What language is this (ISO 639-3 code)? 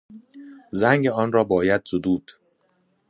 fas